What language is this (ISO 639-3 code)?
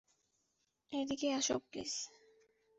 ben